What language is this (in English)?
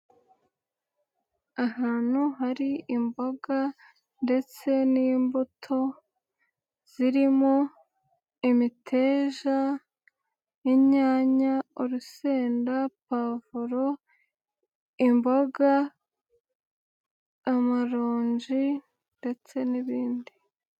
Kinyarwanda